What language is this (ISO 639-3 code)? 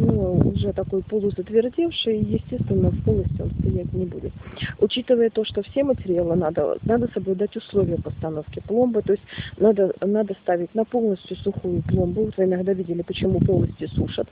rus